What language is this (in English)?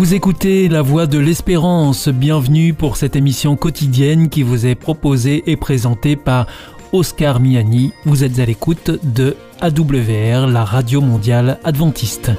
French